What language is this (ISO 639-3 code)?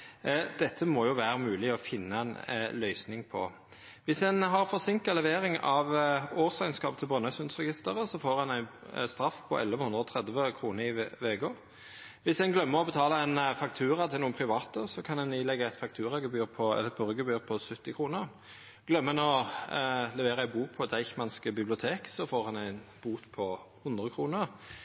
nno